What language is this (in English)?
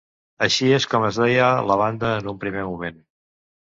Catalan